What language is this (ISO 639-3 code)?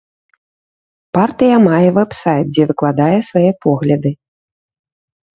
bel